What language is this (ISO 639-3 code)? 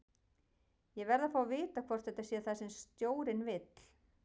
isl